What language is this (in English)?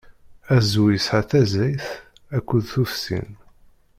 Kabyle